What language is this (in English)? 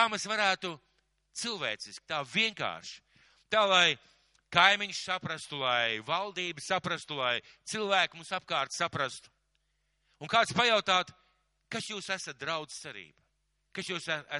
Bangla